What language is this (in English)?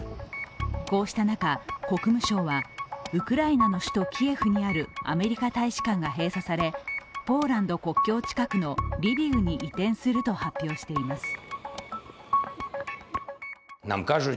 Japanese